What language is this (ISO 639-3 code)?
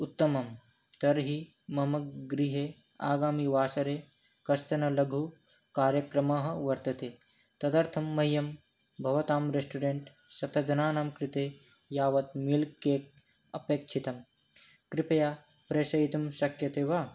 san